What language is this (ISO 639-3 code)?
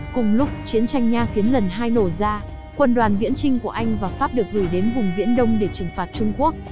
vie